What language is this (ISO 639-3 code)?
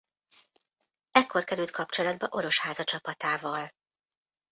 hun